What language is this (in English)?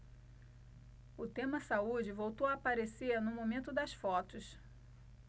Portuguese